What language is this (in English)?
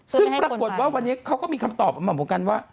Thai